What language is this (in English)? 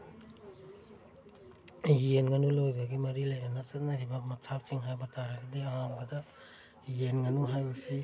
Manipuri